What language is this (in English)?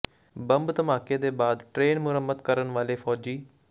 Punjabi